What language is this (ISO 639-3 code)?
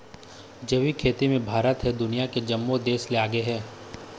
hne